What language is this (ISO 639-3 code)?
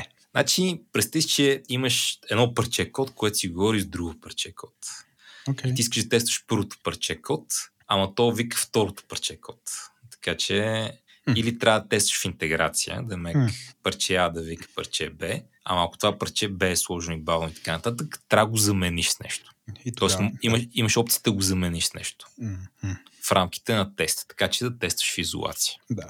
bul